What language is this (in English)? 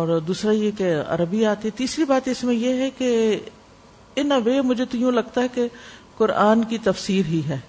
Urdu